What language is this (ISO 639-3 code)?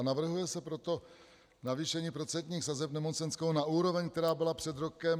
ces